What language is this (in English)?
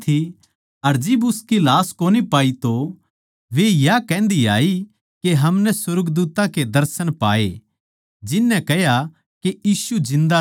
Haryanvi